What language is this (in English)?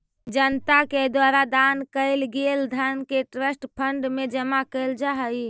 Magahi